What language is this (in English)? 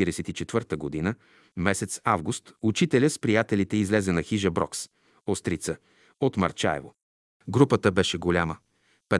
Bulgarian